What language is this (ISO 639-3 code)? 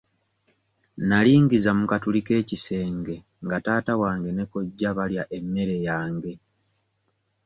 lug